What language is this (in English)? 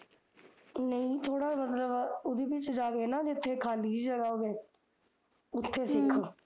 Punjabi